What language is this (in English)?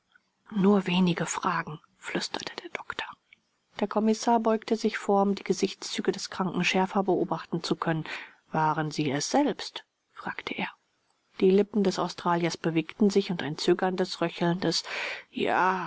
German